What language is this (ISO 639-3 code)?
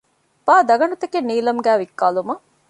div